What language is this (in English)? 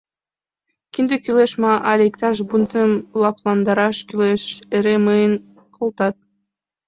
Mari